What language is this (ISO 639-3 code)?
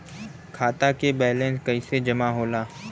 bho